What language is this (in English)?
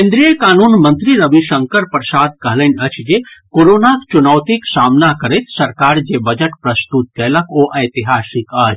Maithili